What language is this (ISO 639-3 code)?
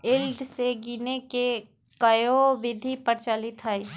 mag